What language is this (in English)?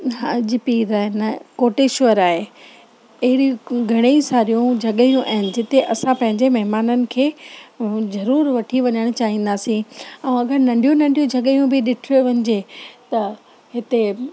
Sindhi